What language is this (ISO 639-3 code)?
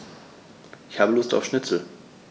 deu